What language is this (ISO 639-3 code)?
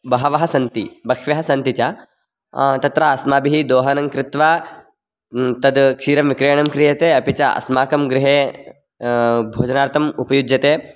san